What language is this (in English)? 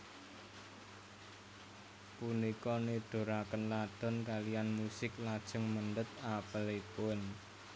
Javanese